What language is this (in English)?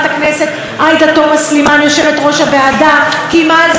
Hebrew